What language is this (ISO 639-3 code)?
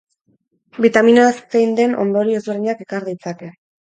eus